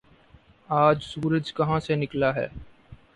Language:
Urdu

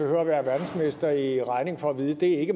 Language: Danish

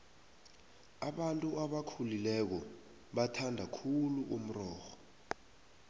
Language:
South Ndebele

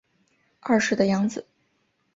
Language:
Chinese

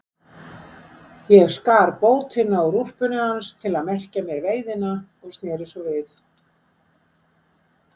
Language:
Icelandic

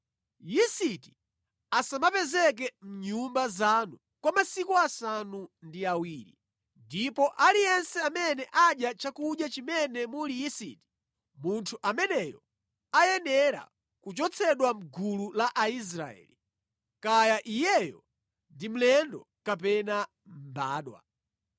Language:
Nyanja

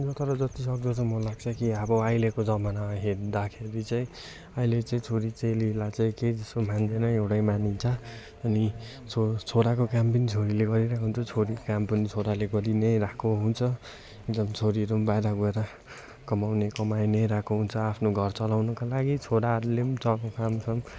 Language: Nepali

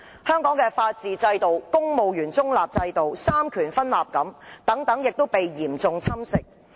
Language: Cantonese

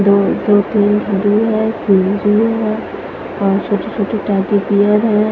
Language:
Hindi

